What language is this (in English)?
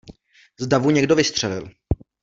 Czech